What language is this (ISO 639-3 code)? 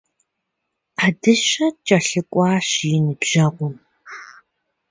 kbd